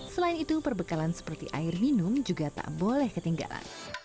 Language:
Indonesian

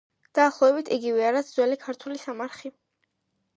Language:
Georgian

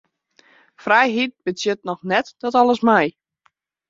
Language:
Western Frisian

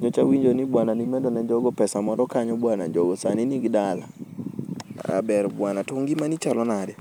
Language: Luo (Kenya and Tanzania)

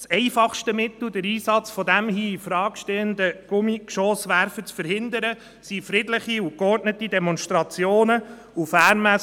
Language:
Swiss German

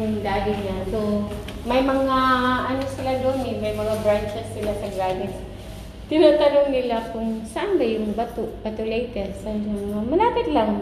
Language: Filipino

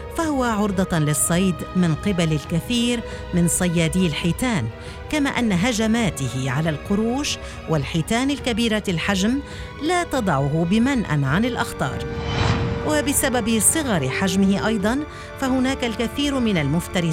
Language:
Arabic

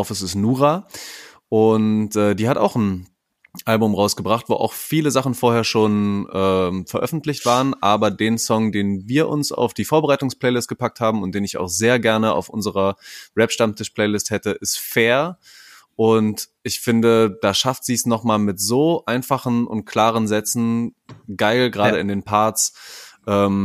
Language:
German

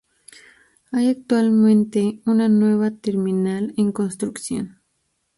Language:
Spanish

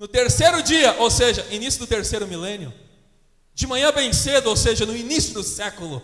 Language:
Portuguese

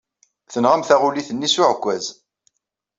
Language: Kabyle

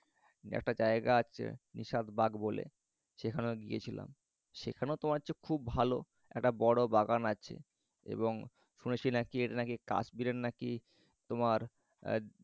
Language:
Bangla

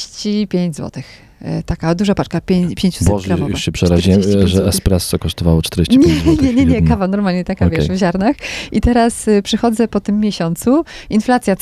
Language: Polish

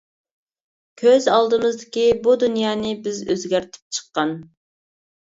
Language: Uyghur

